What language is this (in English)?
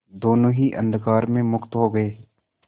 Hindi